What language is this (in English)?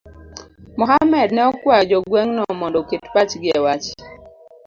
Luo (Kenya and Tanzania)